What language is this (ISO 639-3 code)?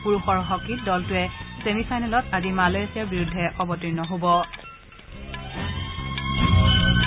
asm